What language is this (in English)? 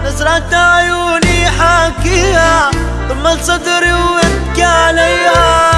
Arabic